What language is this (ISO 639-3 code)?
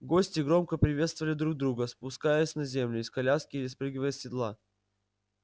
rus